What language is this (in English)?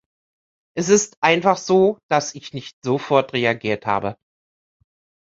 German